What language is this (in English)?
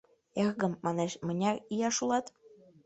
Mari